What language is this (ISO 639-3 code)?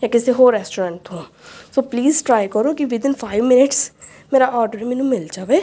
pan